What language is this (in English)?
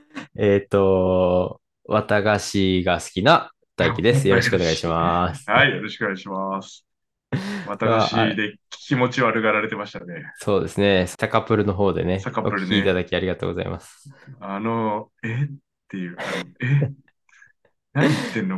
Japanese